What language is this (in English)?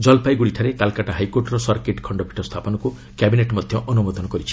Odia